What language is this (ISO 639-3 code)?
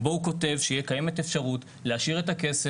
heb